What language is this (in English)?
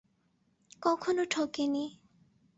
Bangla